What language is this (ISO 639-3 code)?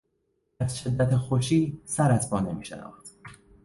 fas